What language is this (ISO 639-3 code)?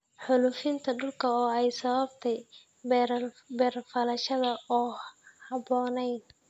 som